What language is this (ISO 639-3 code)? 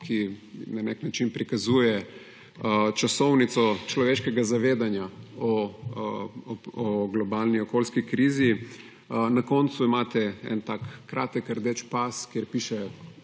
slv